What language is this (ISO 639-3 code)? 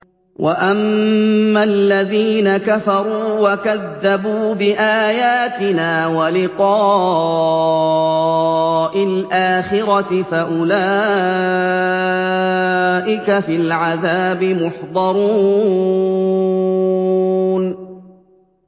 ara